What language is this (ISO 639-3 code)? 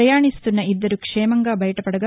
tel